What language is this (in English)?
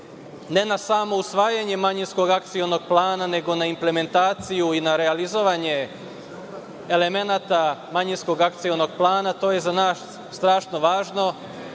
Serbian